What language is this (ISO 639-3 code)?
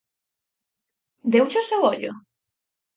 glg